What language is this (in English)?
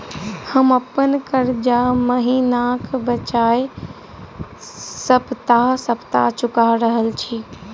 Maithili